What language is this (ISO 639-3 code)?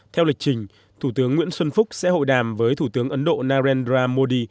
vie